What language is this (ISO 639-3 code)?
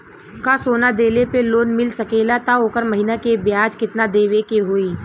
bho